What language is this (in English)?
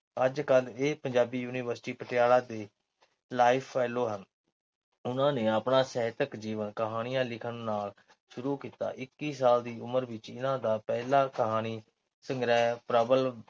Punjabi